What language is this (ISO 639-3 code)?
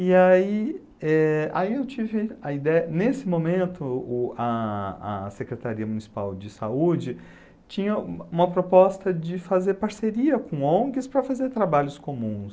por